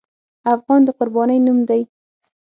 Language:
Pashto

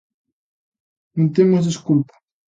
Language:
Galician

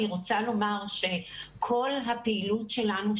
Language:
Hebrew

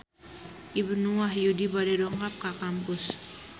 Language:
Sundanese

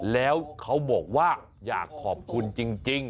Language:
Thai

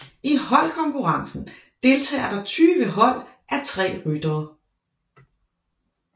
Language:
Danish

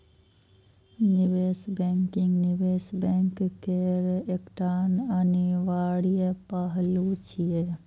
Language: Maithili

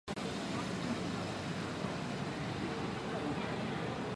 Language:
Chinese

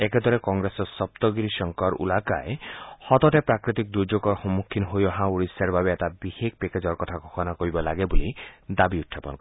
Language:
Assamese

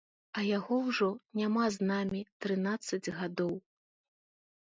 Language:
Belarusian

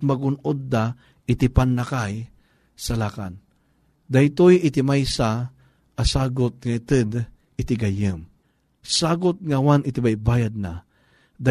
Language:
Filipino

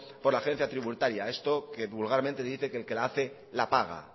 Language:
Spanish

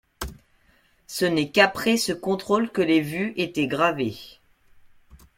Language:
French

